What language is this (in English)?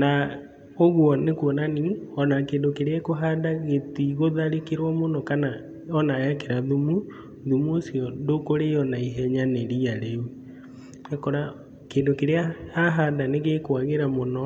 Kikuyu